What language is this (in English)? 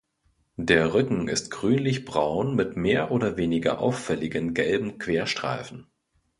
German